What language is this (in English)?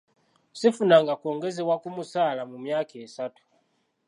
Ganda